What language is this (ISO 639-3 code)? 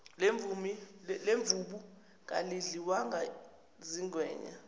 zul